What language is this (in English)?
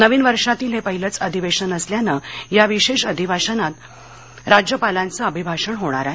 Marathi